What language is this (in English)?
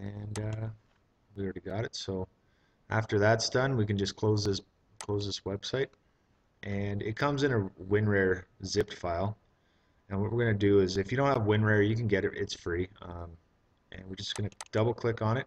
English